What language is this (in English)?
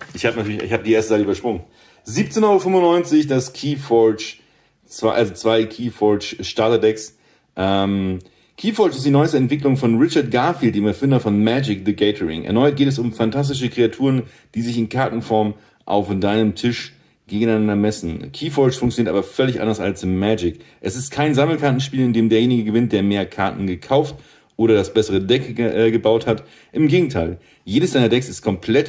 German